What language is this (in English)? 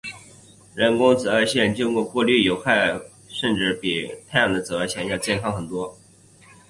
Chinese